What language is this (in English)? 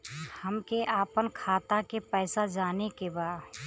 Bhojpuri